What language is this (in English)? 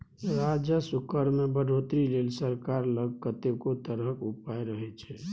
Maithili